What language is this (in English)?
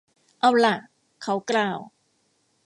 Thai